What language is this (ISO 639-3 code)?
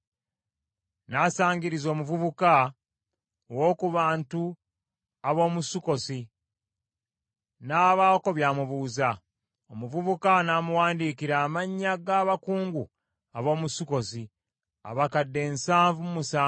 lug